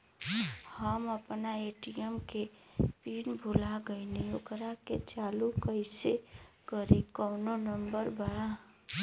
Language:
Bhojpuri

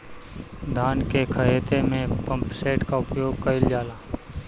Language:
Bhojpuri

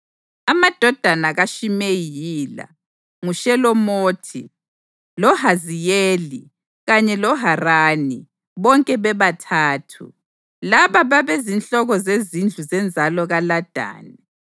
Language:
North Ndebele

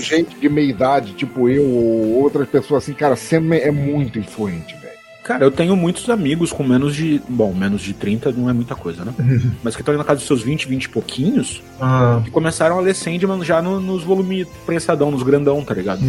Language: Portuguese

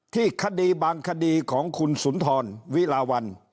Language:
Thai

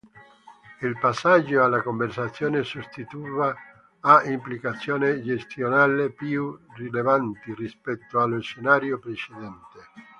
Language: Italian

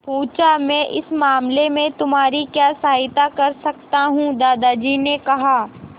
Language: Hindi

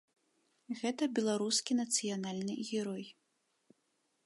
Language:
Belarusian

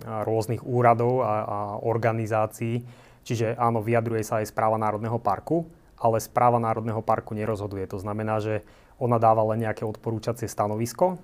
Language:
Slovak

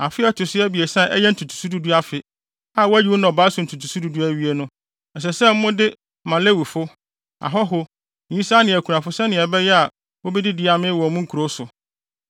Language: Akan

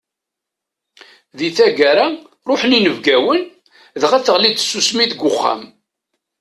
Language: Kabyle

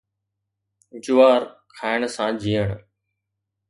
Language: Sindhi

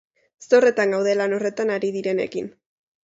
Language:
Basque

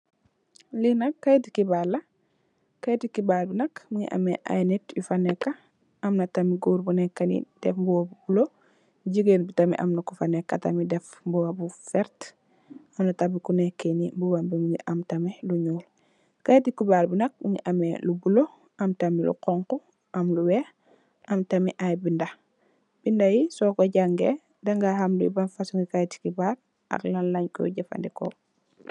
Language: Wolof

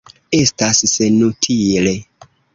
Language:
Esperanto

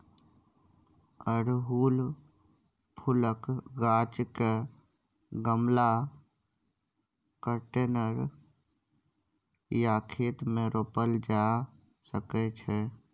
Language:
Maithili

